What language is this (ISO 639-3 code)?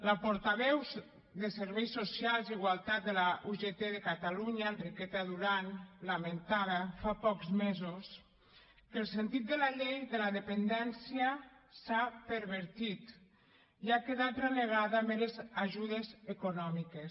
cat